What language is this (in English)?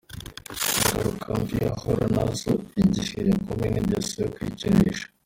Kinyarwanda